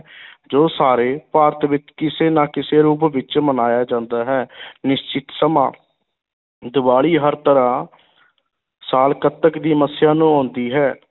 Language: Punjabi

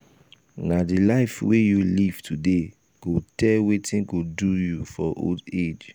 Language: Nigerian Pidgin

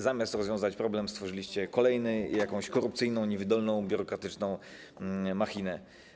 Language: Polish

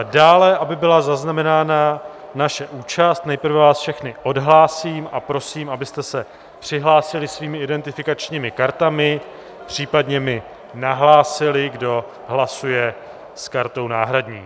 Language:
Czech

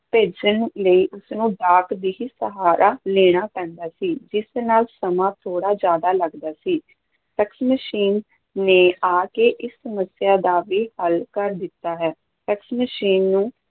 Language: Punjabi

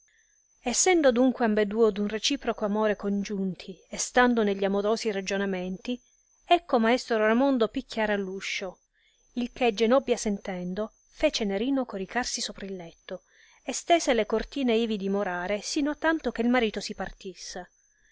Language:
Italian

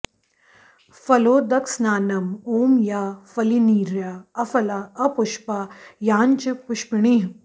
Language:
Sanskrit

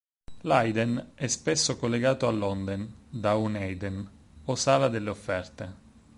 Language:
Italian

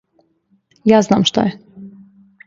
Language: Serbian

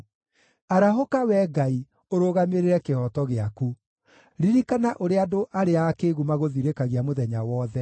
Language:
Kikuyu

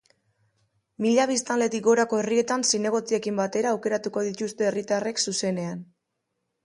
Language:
Basque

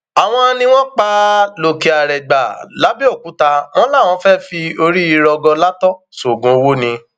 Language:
Yoruba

